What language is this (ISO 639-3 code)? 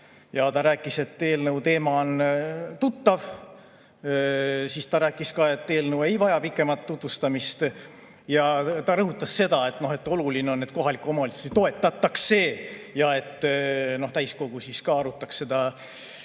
est